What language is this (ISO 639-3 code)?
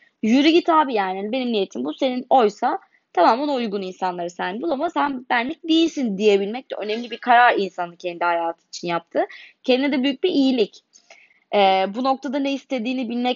tur